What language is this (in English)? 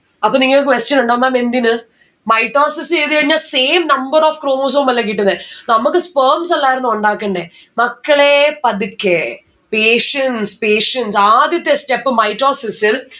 Malayalam